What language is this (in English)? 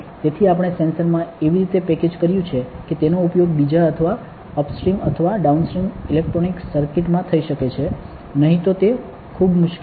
Gujarati